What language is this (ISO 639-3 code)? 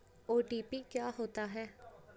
hin